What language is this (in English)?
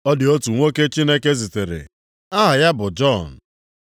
Igbo